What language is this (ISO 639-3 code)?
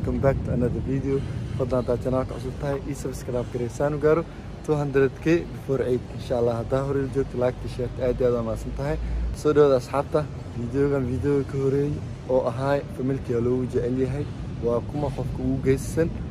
ara